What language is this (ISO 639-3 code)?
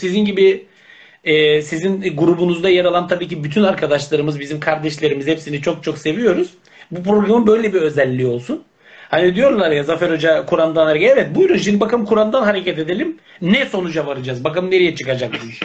tur